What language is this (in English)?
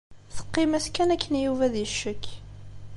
Kabyle